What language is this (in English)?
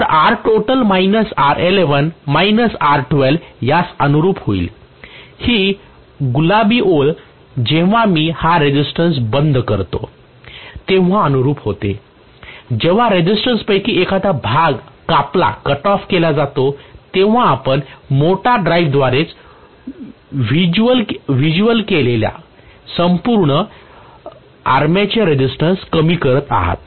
Marathi